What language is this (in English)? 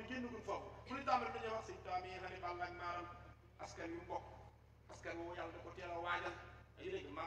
French